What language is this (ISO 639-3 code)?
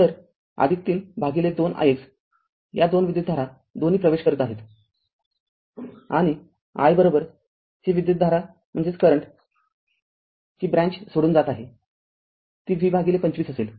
mar